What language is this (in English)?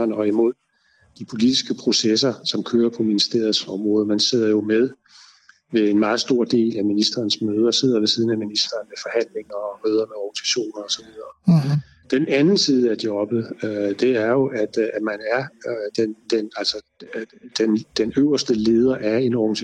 Danish